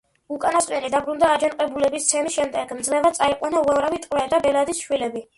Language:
Georgian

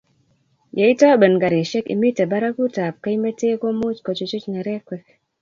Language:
Kalenjin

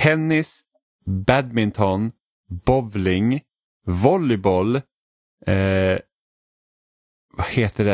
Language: Swedish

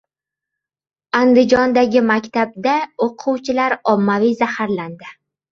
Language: Uzbek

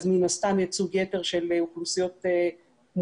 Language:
Hebrew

